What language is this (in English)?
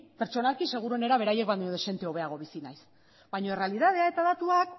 Basque